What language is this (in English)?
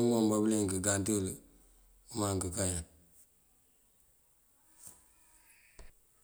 Mandjak